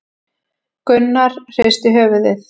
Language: Icelandic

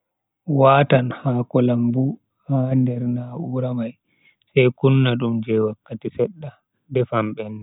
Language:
Bagirmi Fulfulde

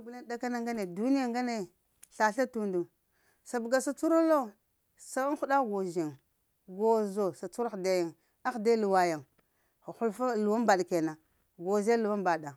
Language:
Lamang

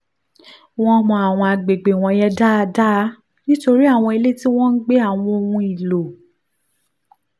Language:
Yoruba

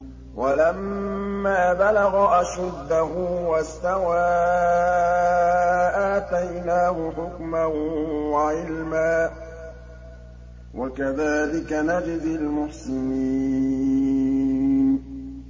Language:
Arabic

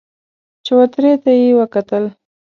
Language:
Pashto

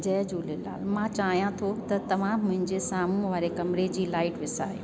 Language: Sindhi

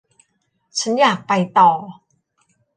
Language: Thai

